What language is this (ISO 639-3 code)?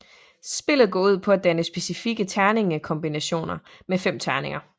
dan